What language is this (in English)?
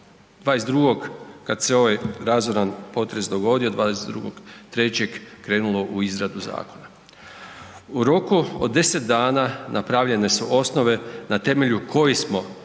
Croatian